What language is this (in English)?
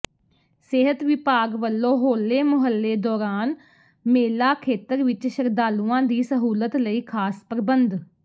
Punjabi